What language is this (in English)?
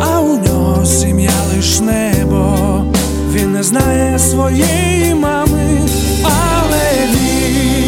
Ukrainian